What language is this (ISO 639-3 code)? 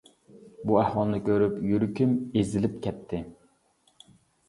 uig